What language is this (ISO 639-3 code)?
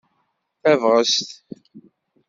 kab